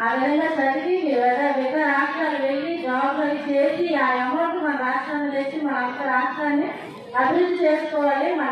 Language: Thai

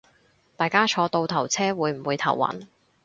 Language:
Cantonese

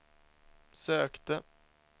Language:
Swedish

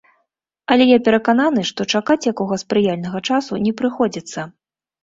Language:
Belarusian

